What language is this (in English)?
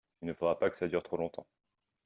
French